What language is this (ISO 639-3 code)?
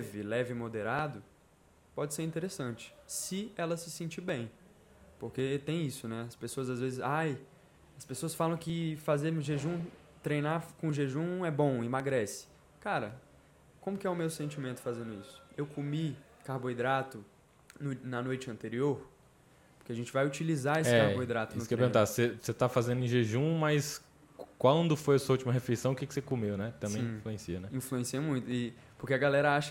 por